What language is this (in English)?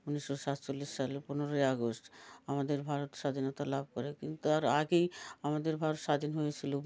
Bangla